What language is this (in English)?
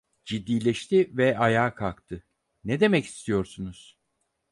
Turkish